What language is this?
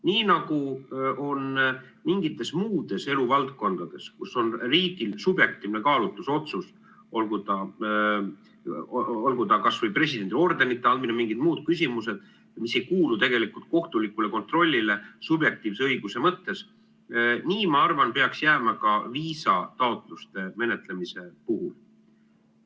Estonian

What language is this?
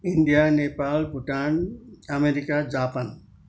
Nepali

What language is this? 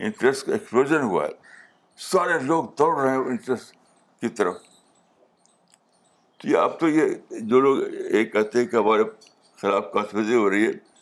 Urdu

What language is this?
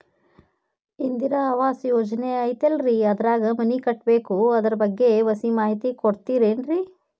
Kannada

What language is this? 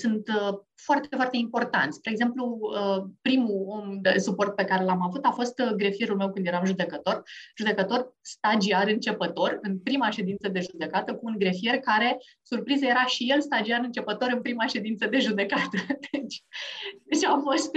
Romanian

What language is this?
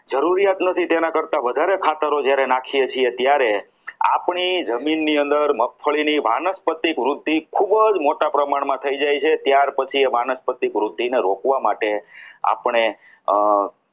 Gujarati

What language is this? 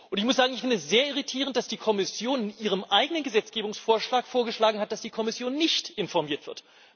German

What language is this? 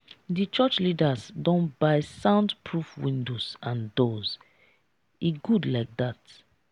Nigerian Pidgin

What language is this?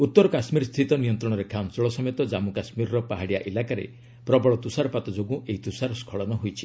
Odia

